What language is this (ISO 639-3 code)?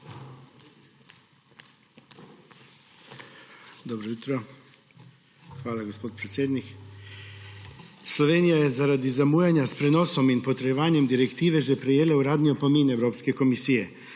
slv